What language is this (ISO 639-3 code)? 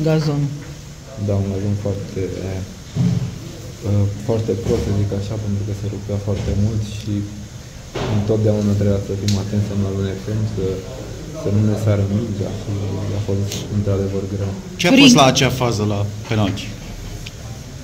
ron